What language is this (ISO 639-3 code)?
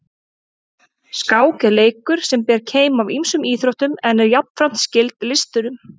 isl